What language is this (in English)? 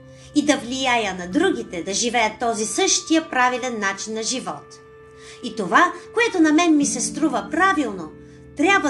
Bulgarian